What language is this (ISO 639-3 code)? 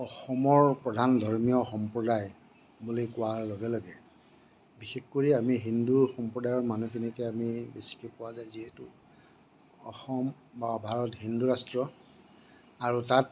asm